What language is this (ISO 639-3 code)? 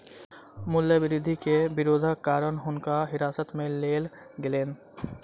mai